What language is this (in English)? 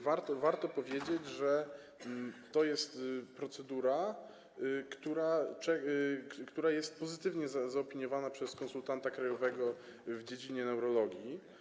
Polish